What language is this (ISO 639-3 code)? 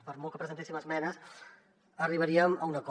cat